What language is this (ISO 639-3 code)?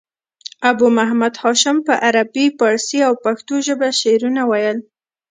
pus